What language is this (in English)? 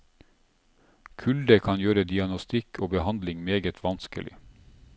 Norwegian